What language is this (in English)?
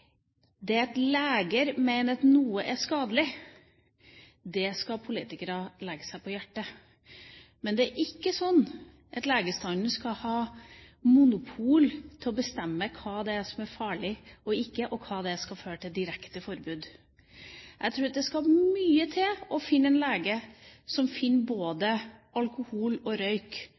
Norwegian Bokmål